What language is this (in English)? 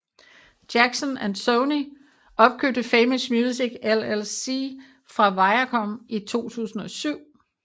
Danish